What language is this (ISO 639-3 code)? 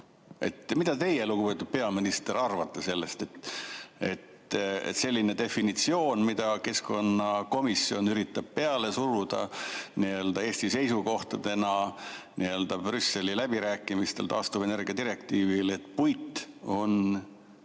est